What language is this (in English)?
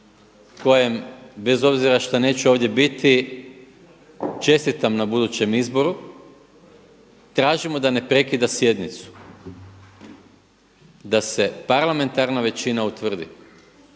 Croatian